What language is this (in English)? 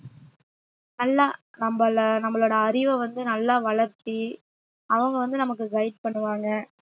Tamil